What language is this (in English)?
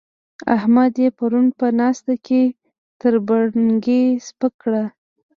Pashto